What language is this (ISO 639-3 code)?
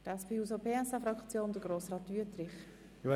gsw